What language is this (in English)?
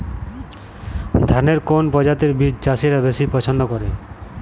Bangla